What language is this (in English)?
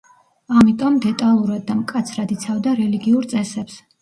Georgian